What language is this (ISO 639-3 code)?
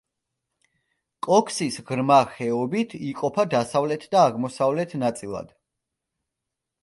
kat